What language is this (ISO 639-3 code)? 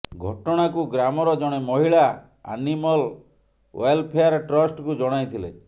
ori